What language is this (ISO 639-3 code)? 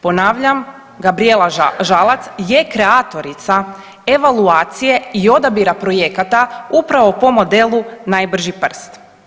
hrv